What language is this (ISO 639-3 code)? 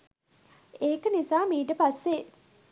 sin